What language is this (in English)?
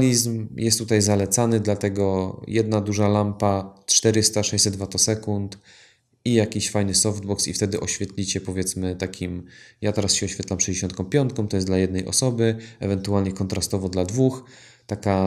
Polish